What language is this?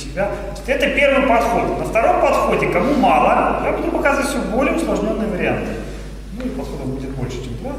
Russian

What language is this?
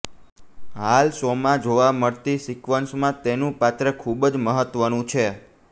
Gujarati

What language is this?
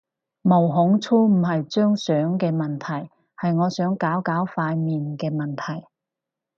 Cantonese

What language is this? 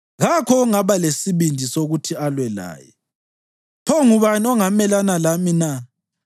North Ndebele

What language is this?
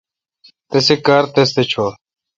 Kalkoti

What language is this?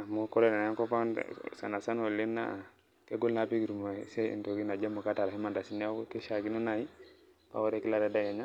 Masai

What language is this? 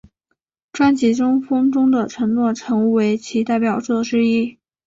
Chinese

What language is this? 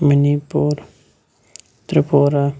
Kashmiri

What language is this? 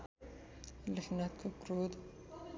Nepali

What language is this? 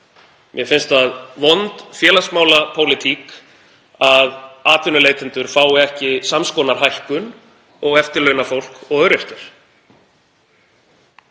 Icelandic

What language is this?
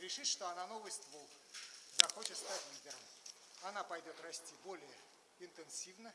Russian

